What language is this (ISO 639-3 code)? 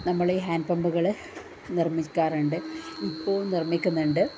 mal